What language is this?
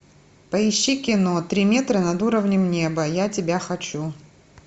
Russian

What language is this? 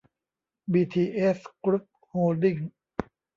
Thai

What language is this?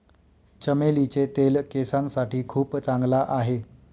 Marathi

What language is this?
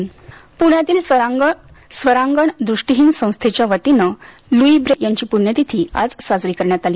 Marathi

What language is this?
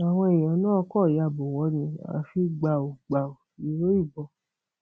Yoruba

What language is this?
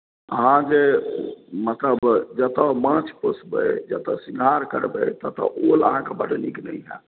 Maithili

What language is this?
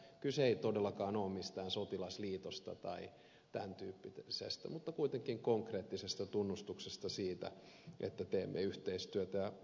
Finnish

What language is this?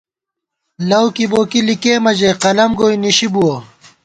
Gawar-Bati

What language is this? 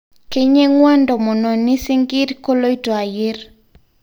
Masai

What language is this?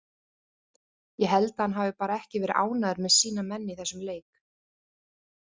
Icelandic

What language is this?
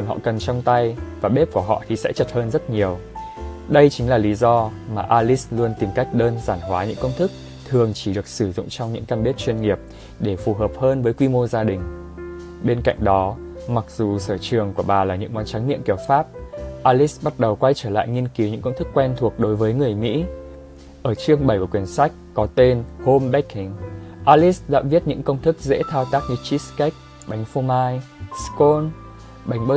Vietnamese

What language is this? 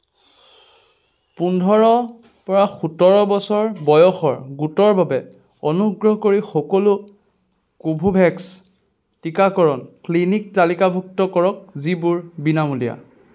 Assamese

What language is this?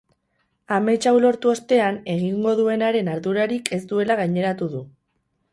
Basque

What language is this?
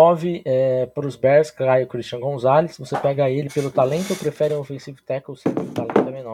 Portuguese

